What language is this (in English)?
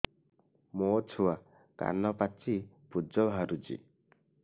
Odia